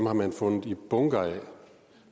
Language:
Danish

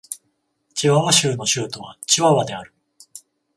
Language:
Japanese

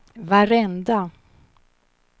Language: Swedish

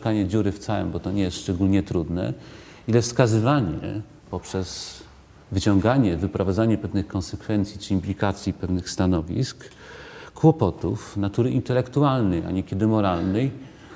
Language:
Polish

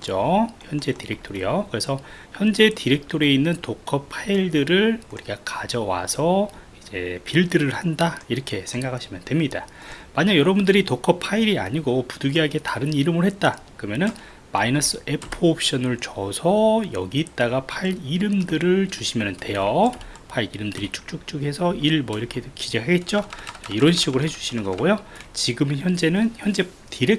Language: Korean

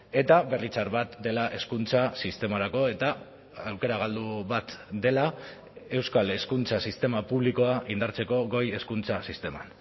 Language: Basque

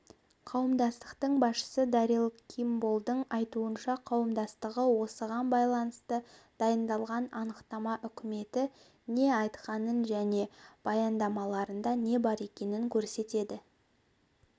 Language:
Kazakh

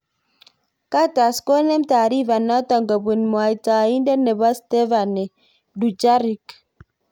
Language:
Kalenjin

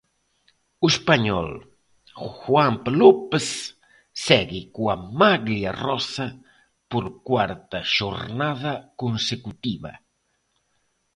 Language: Galician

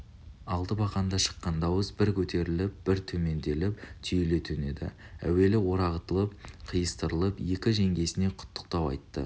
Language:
Kazakh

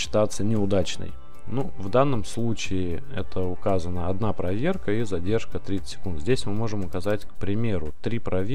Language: Russian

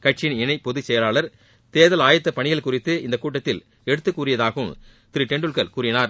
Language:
Tamil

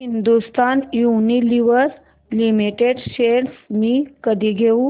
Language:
Marathi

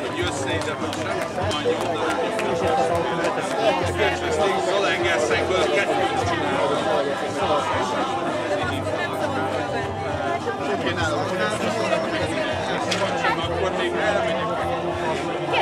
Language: Hungarian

